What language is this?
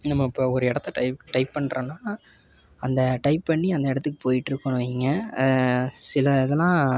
Tamil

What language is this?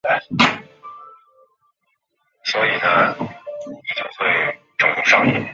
Chinese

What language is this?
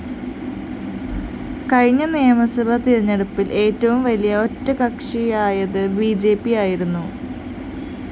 Malayalam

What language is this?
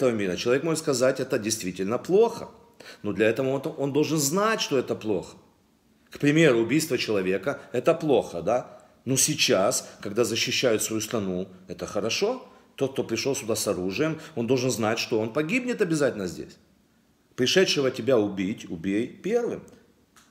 Russian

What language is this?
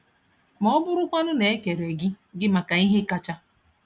Igbo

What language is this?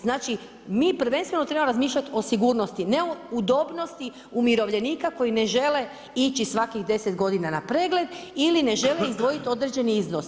Croatian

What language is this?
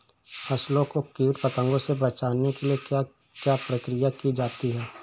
Hindi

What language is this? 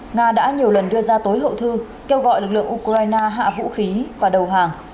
Vietnamese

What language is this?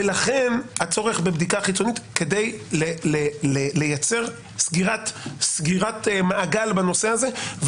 Hebrew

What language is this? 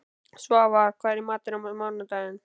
Icelandic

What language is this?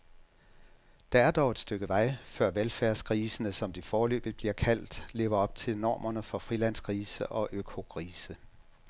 Danish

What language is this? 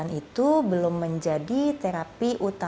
Indonesian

